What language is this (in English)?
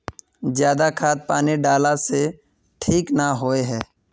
Magahi